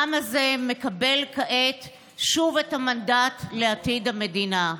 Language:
Hebrew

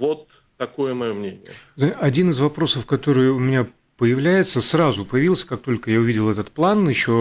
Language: Russian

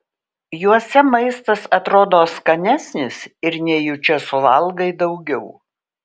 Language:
Lithuanian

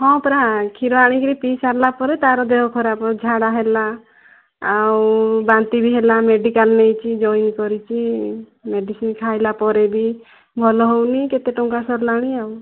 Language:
Odia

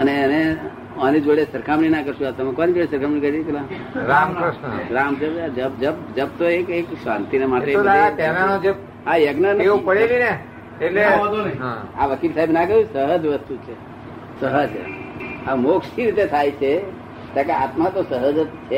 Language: Gujarati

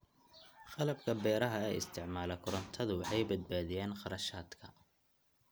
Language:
Somali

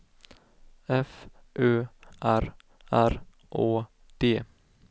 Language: Swedish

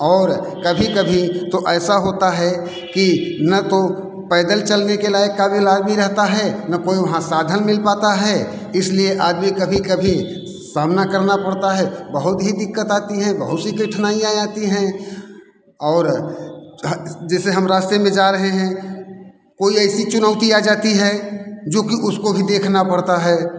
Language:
Hindi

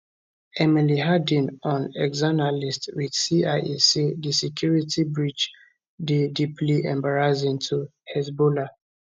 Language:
Nigerian Pidgin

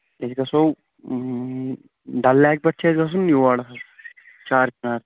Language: Kashmiri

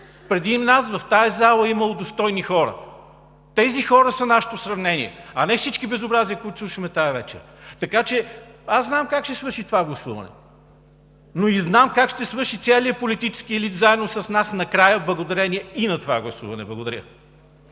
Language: Bulgarian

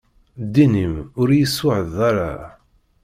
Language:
Kabyle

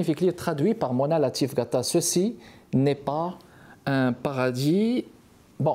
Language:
French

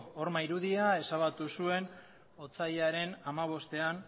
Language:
Basque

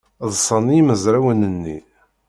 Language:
Kabyle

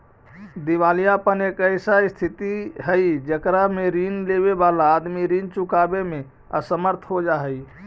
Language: Magahi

